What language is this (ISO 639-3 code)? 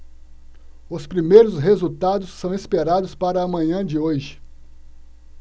por